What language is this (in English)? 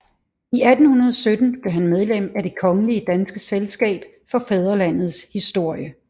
Danish